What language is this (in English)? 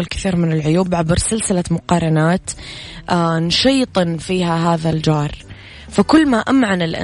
Arabic